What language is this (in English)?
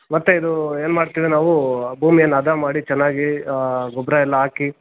Kannada